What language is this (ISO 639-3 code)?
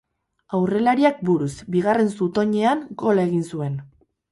eus